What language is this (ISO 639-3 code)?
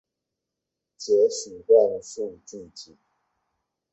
zho